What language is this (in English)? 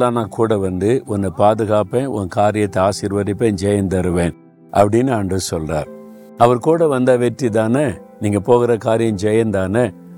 Tamil